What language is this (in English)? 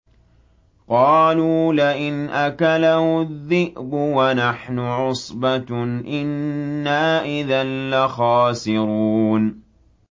Arabic